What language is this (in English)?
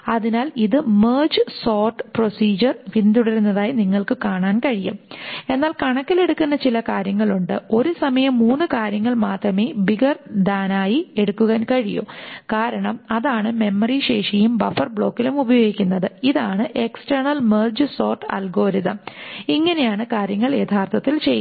Malayalam